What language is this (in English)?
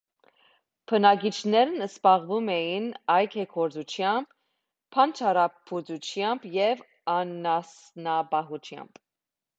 Armenian